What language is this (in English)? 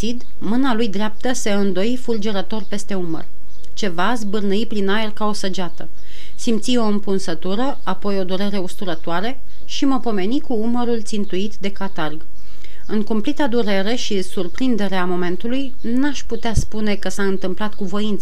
Romanian